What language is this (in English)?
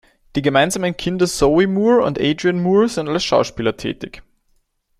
German